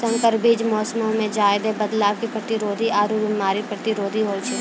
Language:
Maithili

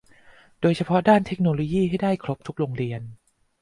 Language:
Thai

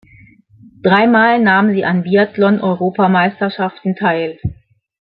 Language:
German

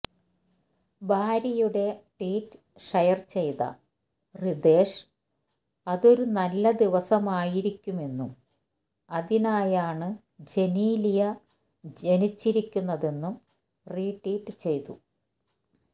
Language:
Malayalam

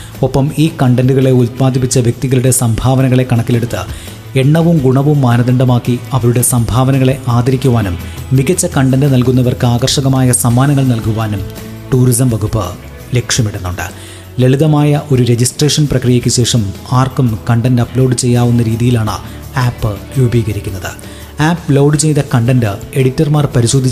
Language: Malayalam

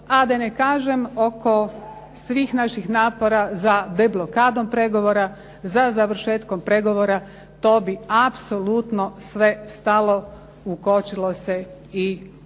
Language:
Croatian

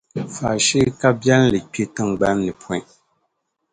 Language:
Dagbani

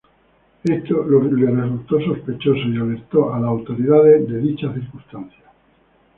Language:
Spanish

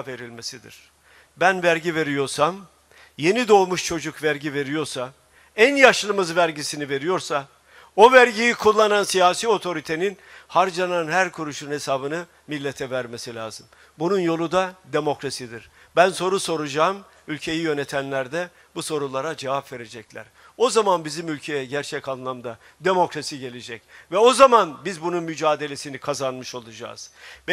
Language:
Turkish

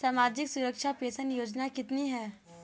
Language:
Hindi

